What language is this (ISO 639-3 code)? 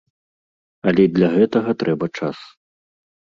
bel